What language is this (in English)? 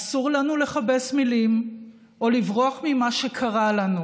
Hebrew